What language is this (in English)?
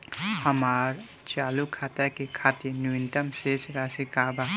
Bhojpuri